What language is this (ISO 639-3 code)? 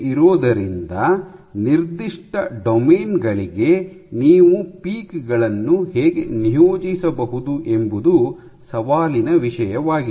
kan